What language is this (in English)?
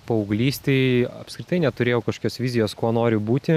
Lithuanian